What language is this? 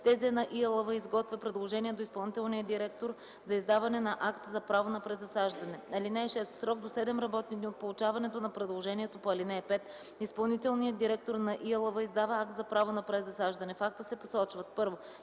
Bulgarian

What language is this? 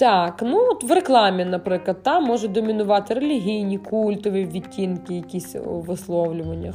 Ukrainian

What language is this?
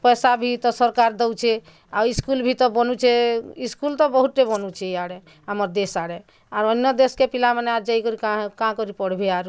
Odia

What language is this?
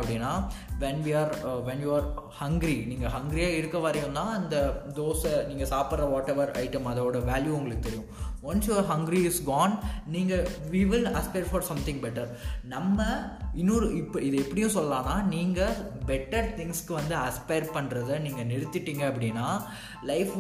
Tamil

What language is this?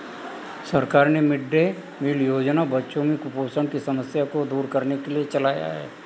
Hindi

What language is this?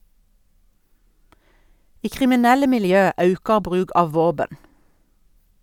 Norwegian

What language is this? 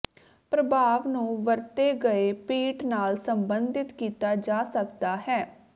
Punjabi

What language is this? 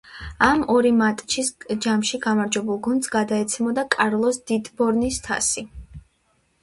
Georgian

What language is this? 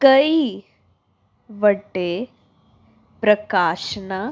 Punjabi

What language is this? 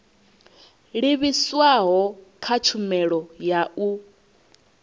Venda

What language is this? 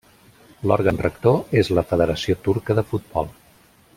Catalan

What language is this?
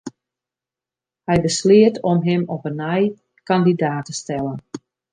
Western Frisian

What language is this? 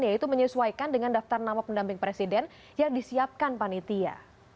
Indonesian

